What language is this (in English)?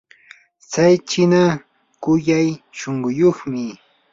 Yanahuanca Pasco Quechua